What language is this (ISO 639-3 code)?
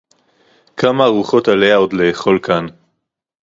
heb